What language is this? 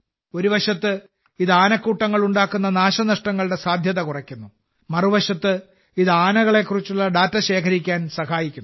Malayalam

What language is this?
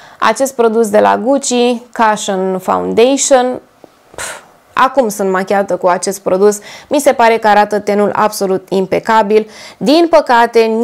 Romanian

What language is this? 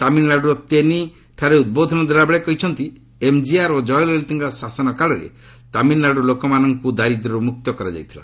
Odia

